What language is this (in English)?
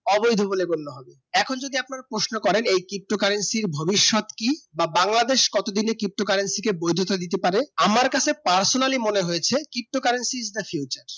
Bangla